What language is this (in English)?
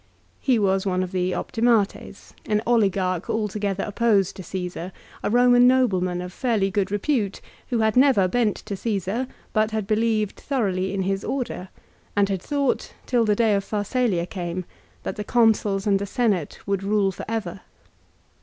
English